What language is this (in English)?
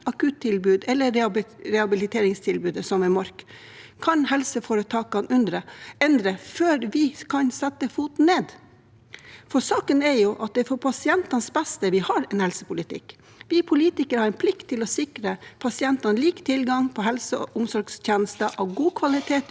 Norwegian